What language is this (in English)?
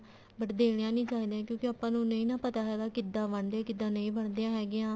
Punjabi